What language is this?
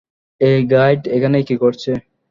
Bangla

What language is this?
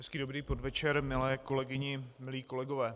Czech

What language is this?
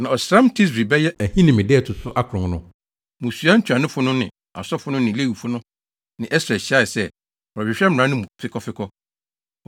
Akan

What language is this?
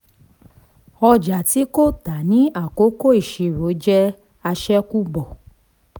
Yoruba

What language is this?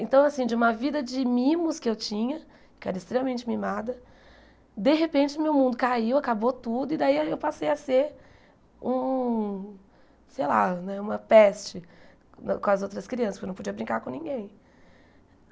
Portuguese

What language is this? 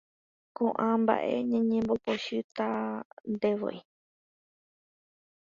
Guarani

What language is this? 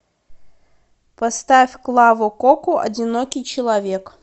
Russian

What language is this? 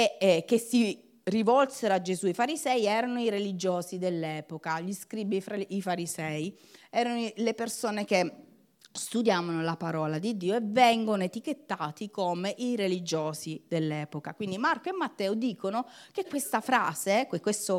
Italian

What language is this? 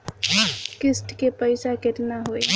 Bhojpuri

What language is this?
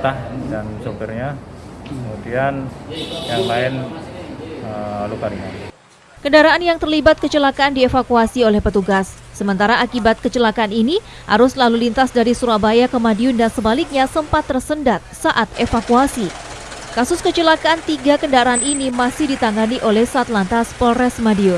Indonesian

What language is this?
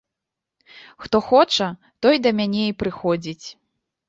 Belarusian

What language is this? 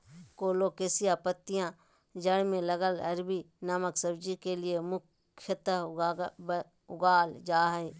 Magahi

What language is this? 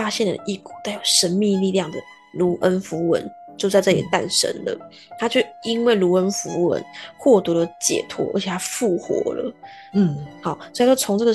Chinese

